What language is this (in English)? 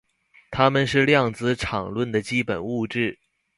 Chinese